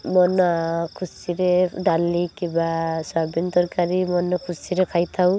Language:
Odia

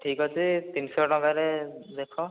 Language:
Odia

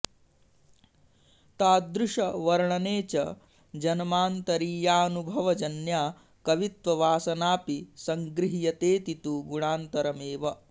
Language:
Sanskrit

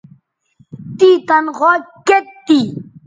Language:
Bateri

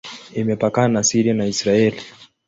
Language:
Swahili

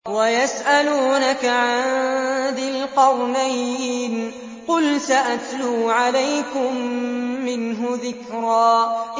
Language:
Arabic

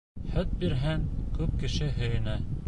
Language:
Bashkir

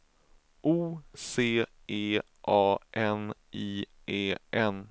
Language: Swedish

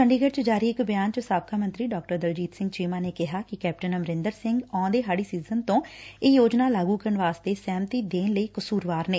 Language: Punjabi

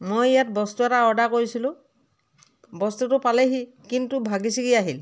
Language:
Assamese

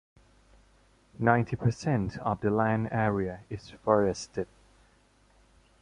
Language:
English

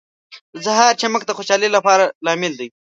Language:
Pashto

